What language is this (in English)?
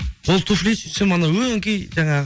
Kazakh